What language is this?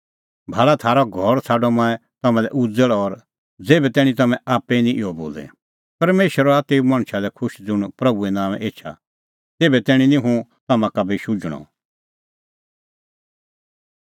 Kullu Pahari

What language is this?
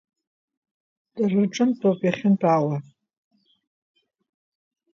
Abkhazian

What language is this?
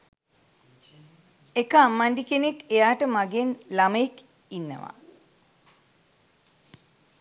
Sinhala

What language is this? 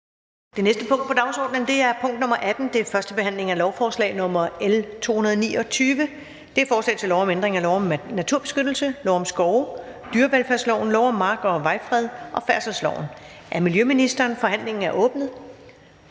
Danish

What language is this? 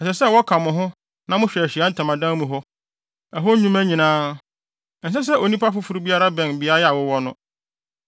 Akan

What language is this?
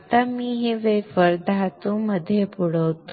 Marathi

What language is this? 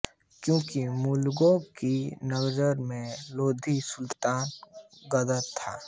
Hindi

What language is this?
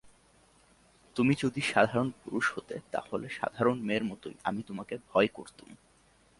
Bangla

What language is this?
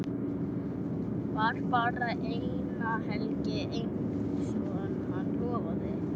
Icelandic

